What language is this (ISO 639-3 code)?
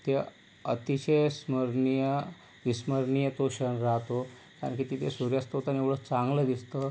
mar